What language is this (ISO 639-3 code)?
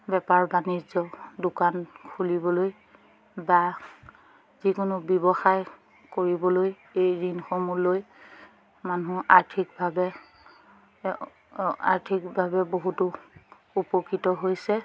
asm